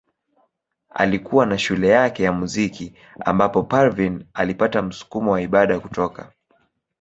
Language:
Swahili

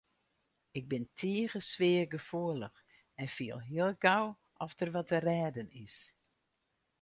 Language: Western Frisian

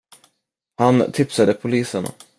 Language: Swedish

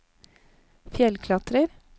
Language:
Norwegian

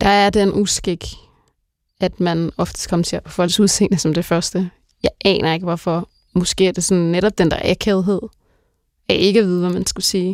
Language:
Danish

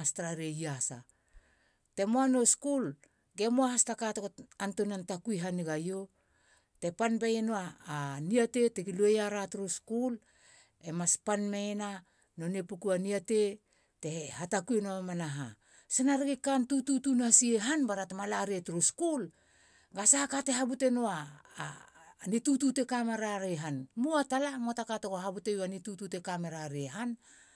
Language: Halia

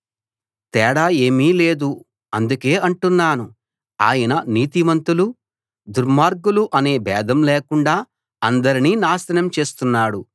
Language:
Telugu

